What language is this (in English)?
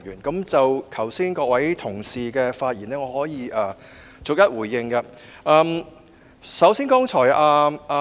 Cantonese